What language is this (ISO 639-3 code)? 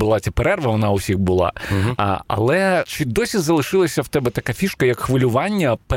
ukr